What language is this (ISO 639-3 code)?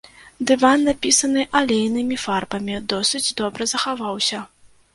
bel